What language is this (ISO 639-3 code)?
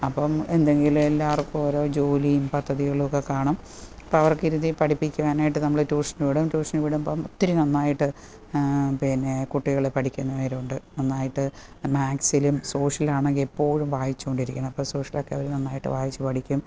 mal